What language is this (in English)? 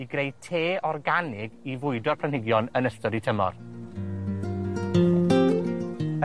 Welsh